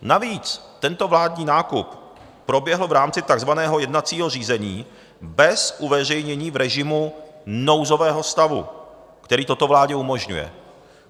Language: Czech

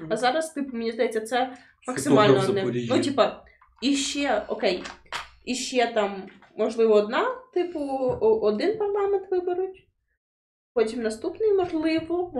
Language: Ukrainian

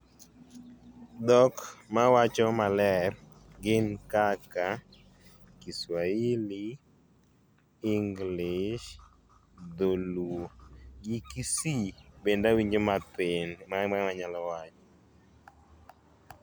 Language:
Luo (Kenya and Tanzania)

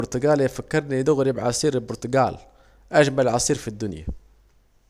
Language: Saidi Arabic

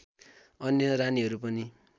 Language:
Nepali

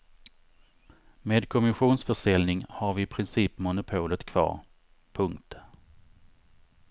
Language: Swedish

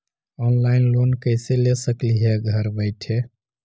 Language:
Magahi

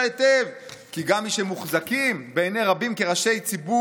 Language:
Hebrew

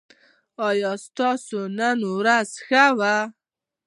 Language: Pashto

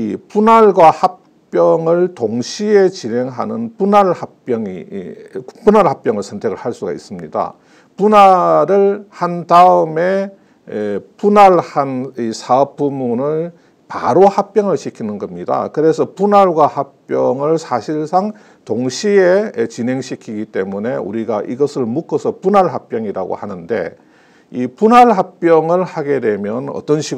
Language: Korean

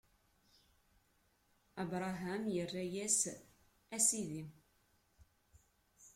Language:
Kabyle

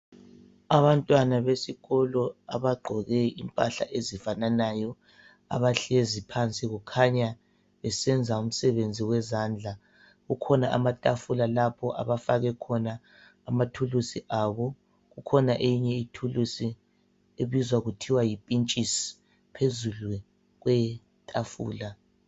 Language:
North Ndebele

